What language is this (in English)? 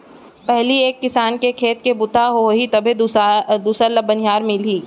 Chhattisgarhi